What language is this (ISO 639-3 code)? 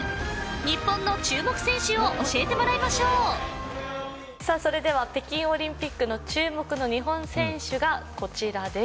jpn